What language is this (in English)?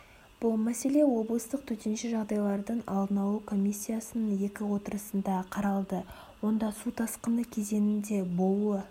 Kazakh